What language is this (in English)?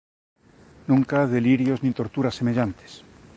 Galician